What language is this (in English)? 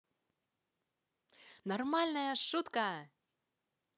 Russian